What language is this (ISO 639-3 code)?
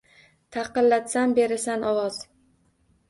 uzb